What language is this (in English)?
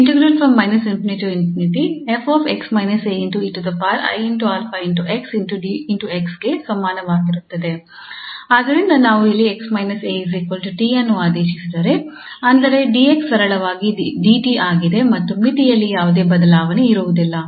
Kannada